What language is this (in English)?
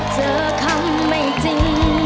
Thai